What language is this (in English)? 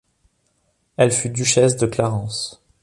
French